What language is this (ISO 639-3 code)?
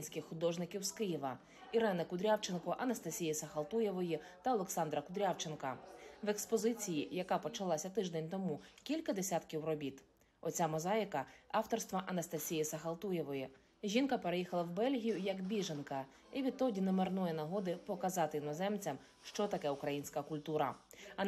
ukr